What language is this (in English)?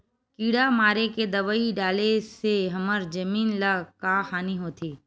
Chhattisgarhi